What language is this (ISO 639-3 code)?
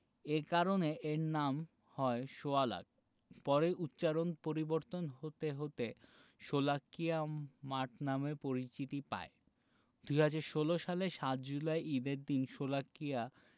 ben